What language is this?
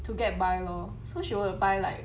English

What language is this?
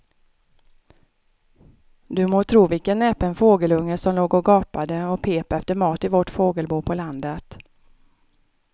Swedish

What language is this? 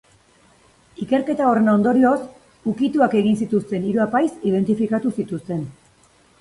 Basque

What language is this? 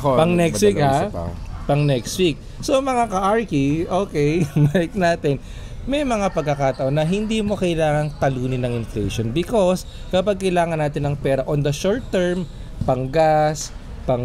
Filipino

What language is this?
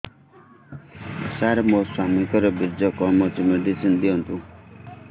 Odia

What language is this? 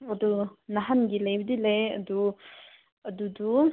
Manipuri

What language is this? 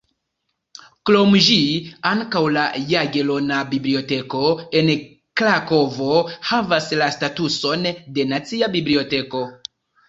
Esperanto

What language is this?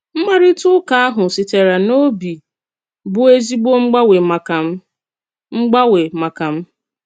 Igbo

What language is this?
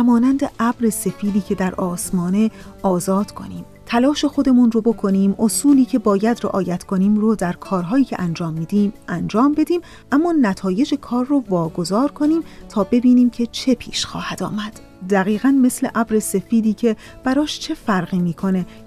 Persian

